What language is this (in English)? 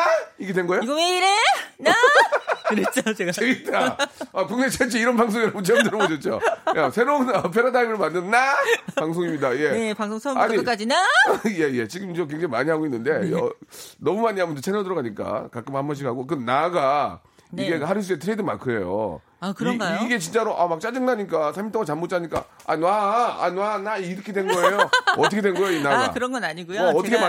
Korean